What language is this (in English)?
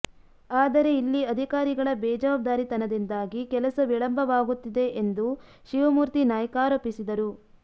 Kannada